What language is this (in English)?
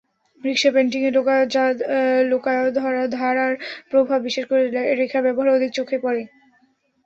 Bangla